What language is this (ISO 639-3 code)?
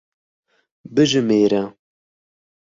kur